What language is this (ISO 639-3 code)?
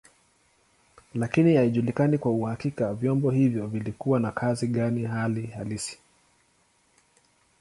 swa